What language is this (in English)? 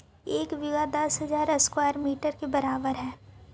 Magahi